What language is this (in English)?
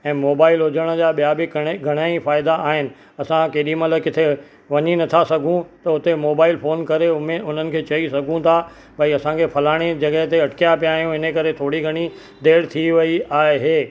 Sindhi